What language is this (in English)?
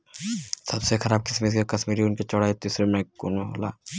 Bhojpuri